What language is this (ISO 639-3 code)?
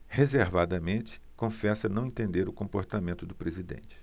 por